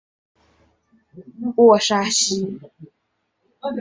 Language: Chinese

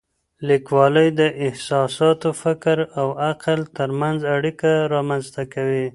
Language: Pashto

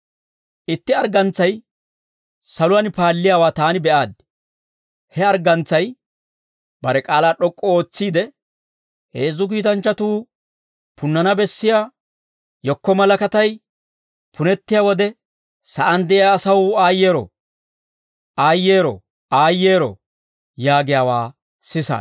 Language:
Dawro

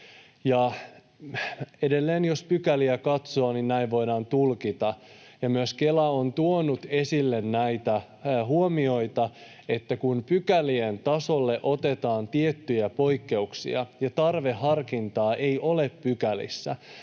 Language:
Finnish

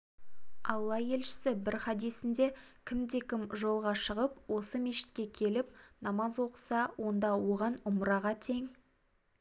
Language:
Kazakh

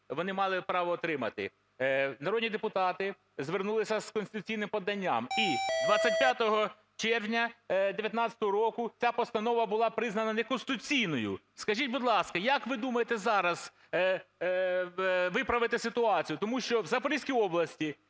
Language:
Ukrainian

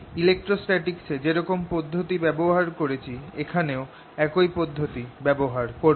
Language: Bangla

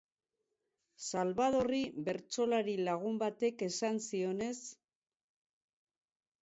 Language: Basque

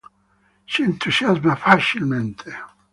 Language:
Italian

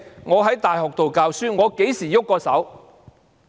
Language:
Cantonese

